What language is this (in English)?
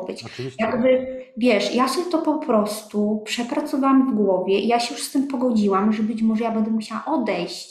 Polish